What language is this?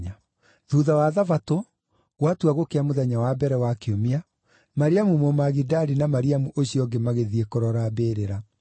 Kikuyu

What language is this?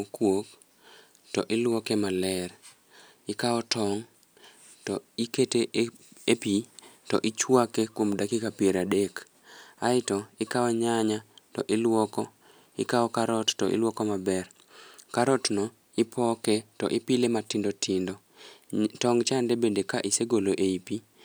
Luo (Kenya and Tanzania)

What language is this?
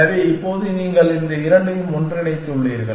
Tamil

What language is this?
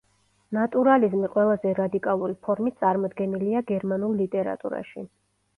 Georgian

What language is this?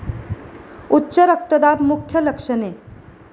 Marathi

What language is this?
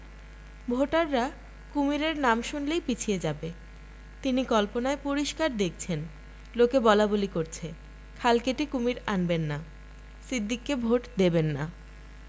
Bangla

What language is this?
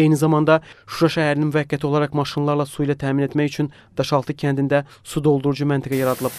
Turkish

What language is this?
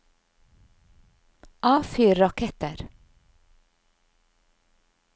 Norwegian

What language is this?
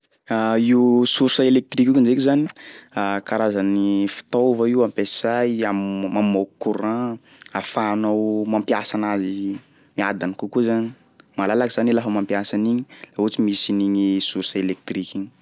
Sakalava Malagasy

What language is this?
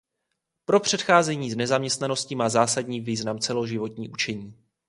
Czech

